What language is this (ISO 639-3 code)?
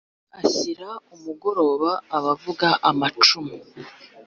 kin